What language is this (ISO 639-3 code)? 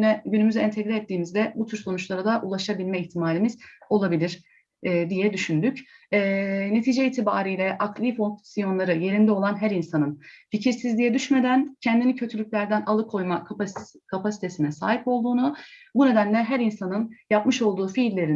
tur